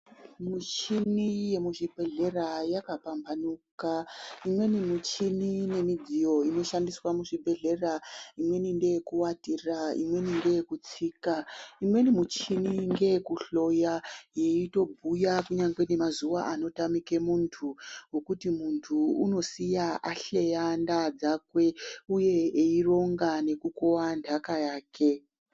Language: Ndau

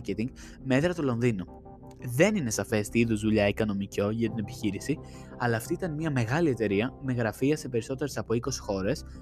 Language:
Greek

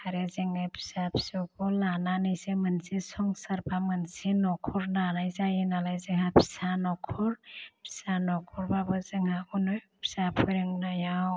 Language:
Bodo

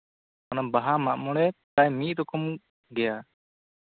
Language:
Santali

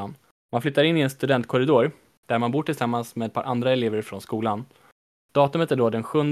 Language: Swedish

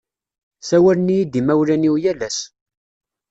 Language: Kabyle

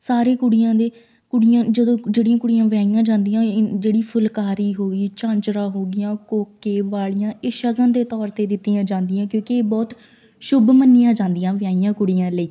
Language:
Punjabi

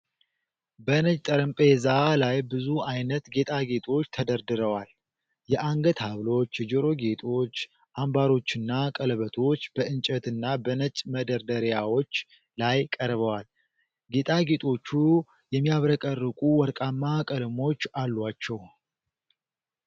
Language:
Amharic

